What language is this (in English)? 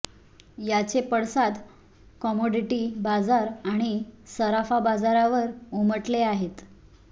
Marathi